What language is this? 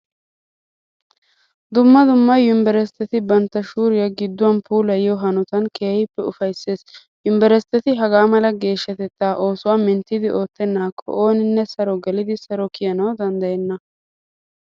Wolaytta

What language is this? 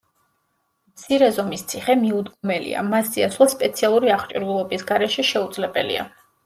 Georgian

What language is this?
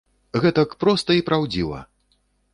Belarusian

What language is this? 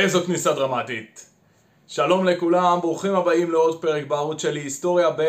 Hebrew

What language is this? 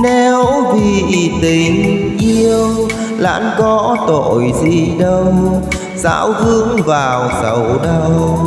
Vietnamese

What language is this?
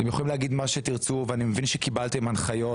Hebrew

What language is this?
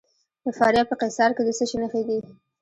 Pashto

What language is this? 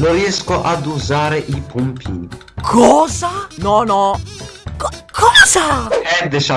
Italian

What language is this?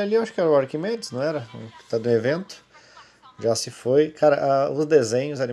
Portuguese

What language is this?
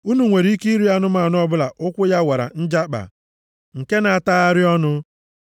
Igbo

